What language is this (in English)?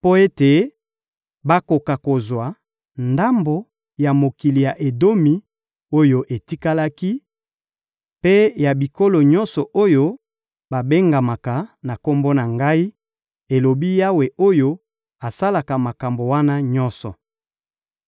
Lingala